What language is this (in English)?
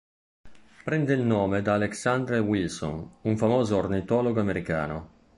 Italian